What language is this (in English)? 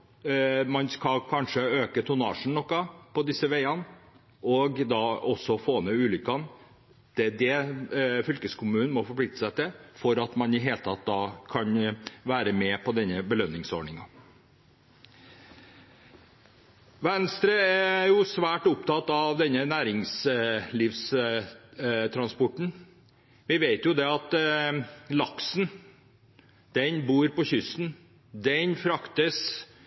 Norwegian Bokmål